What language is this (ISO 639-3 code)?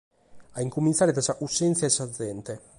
srd